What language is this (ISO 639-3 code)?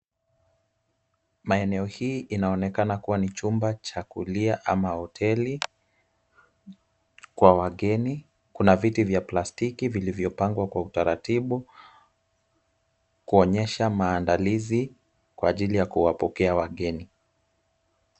swa